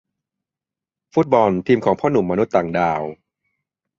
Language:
Thai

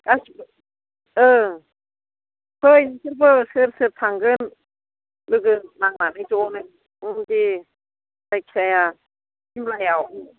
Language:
Bodo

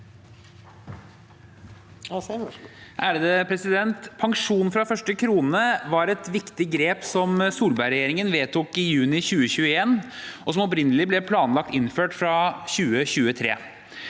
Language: Norwegian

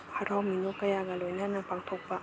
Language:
Manipuri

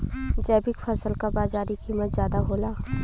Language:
Bhojpuri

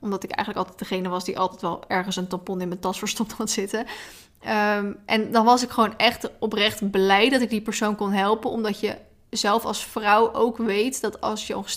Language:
Dutch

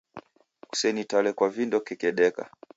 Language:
Taita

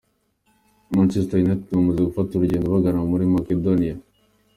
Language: Kinyarwanda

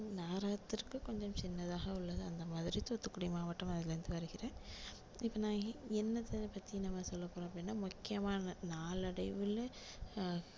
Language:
Tamil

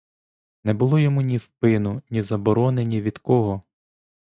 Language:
Ukrainian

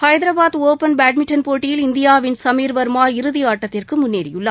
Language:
Tamil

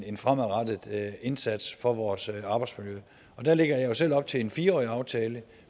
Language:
Danish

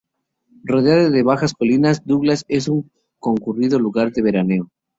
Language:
Spanish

